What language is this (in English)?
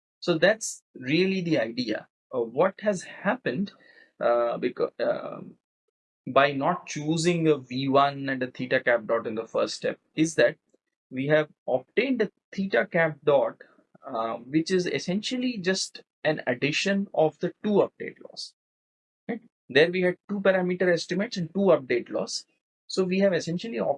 English